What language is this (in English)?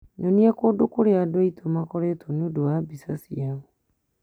Kikuyu